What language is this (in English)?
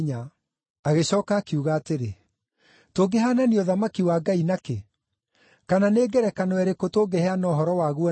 Kikuyu